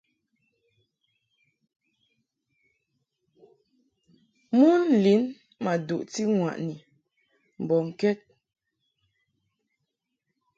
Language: Mungaka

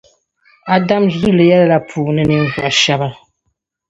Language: Dagbani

